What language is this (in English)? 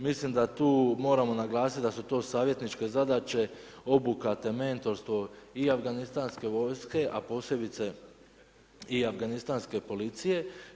Croatian